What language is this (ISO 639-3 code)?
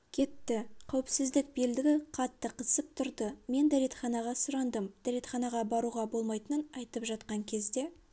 kaz